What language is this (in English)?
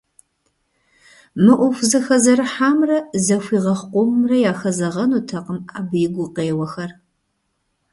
Kabardian